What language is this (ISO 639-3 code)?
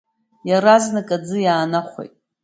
abk